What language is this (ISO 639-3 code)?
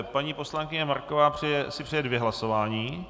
ces